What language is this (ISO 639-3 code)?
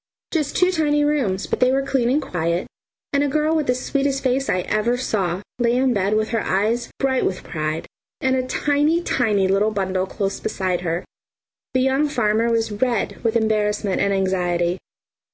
eng